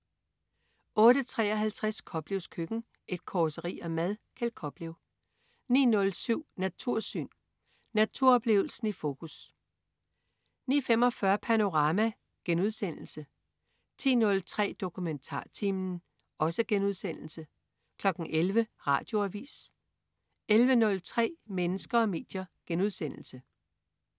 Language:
Danish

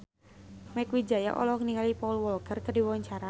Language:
Sundanese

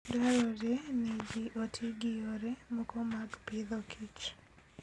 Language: Luo (Kenya and Tanzania)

